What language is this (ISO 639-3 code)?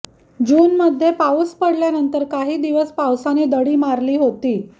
mar